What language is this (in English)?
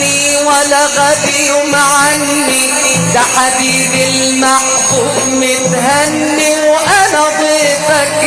Arabic